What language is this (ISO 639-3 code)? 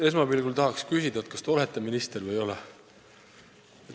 est